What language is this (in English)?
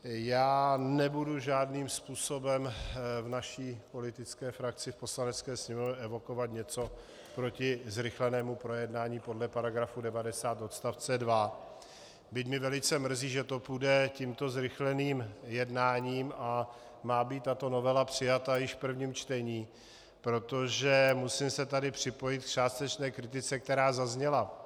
Czech